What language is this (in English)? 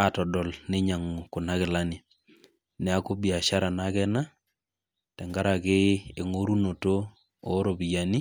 Masai